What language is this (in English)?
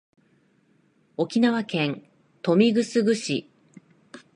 Japanese